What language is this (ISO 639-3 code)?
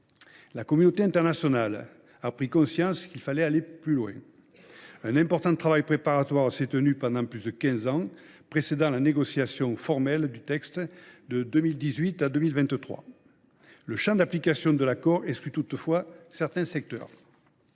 fra